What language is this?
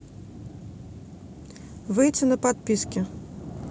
Russian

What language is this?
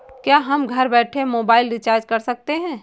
Hindi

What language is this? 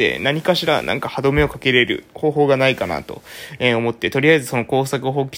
Japanese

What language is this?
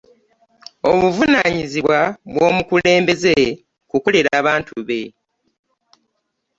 Ganda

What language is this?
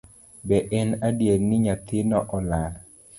Luo (Kenya and Tanzania)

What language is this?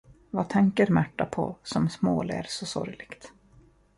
Swedish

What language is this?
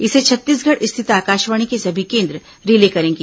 Hindi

